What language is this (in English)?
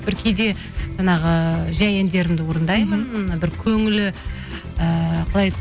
Kazakh